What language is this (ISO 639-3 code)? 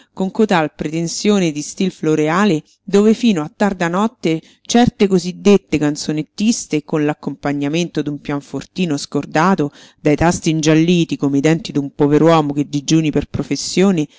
ita